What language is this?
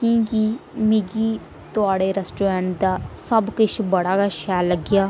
Dogri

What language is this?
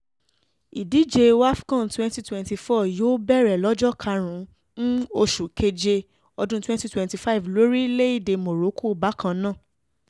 Yoruba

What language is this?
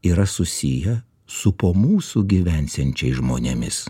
Lithuanian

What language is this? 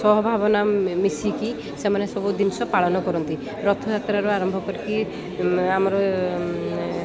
Odia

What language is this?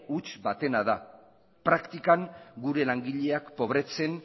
Basque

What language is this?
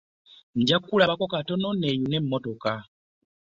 Ganda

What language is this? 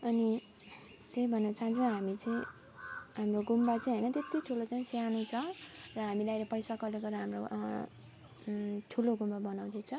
Nepali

